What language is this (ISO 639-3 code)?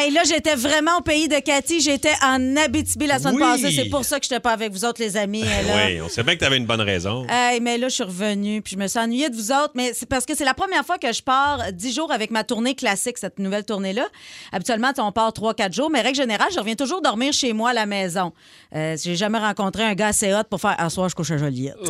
fra